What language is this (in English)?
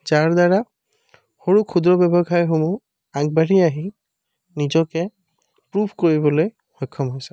Assamese